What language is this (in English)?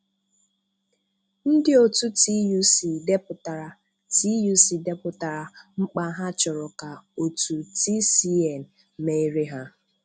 Igbo